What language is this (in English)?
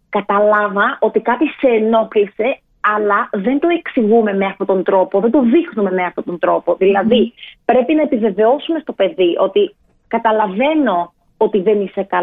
Greek